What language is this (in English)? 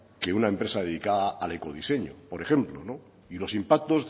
Spanish